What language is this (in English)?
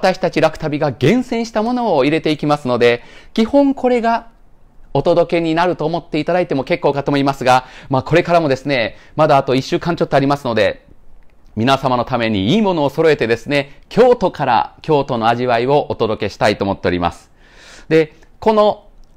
Japanese